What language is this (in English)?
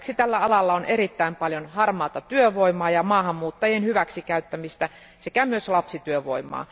Finnish